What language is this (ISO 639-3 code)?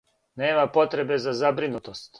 srp